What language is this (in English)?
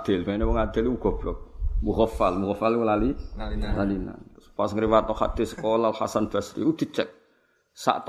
Malay